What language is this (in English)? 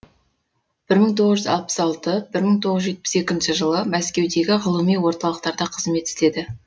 Kazakh